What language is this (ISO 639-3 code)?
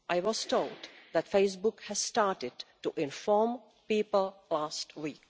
eng